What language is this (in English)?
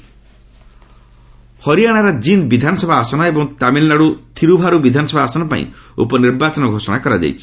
Odia